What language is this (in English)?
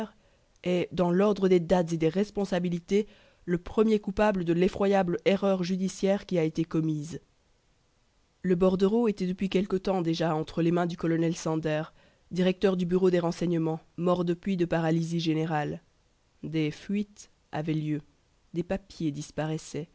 French